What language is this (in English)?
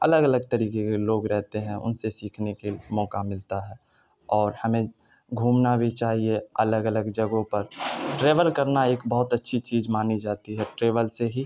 Urdu